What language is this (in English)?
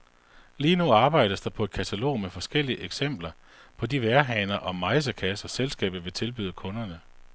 Danish